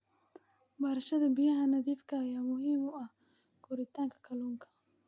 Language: Somali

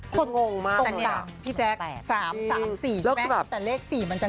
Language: Thai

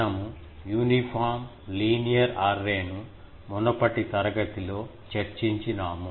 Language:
Telugu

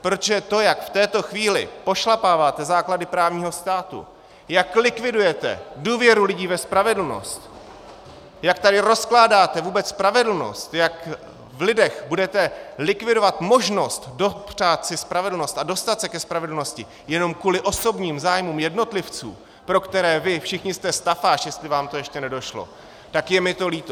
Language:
Czech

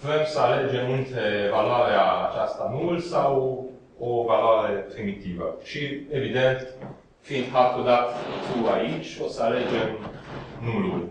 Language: Romanian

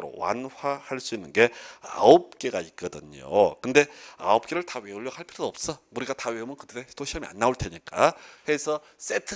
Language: Korean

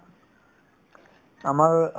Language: Assamese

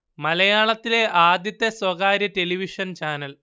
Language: Malayalam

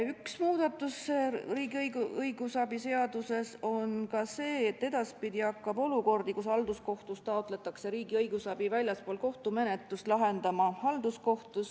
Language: Estonian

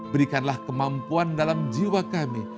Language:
Indonesian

